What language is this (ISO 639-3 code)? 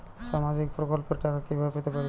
ben